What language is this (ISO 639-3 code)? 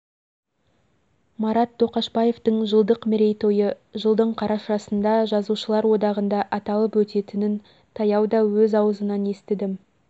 kaz